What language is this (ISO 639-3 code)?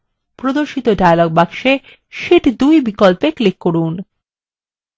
ben